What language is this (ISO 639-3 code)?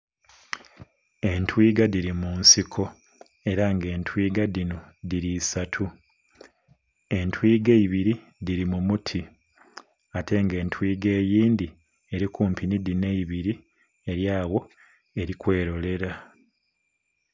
xog